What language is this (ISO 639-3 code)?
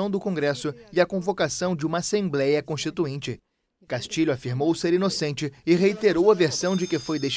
por